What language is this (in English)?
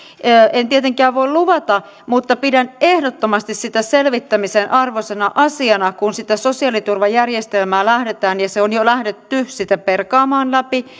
Finnish